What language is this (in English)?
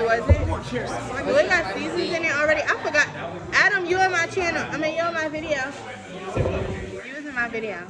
English